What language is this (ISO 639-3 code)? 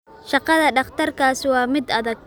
som